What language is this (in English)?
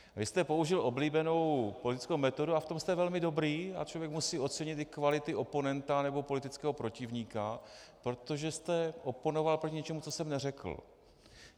Czech